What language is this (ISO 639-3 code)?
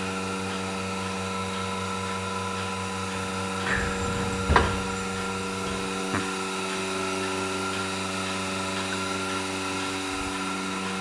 tur